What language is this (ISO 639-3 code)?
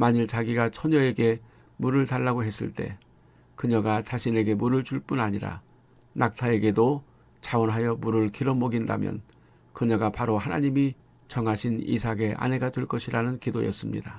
kor